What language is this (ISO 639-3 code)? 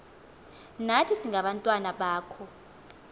xho